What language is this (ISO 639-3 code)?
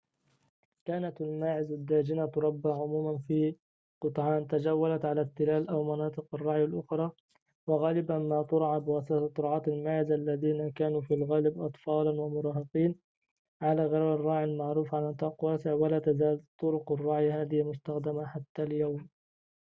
ara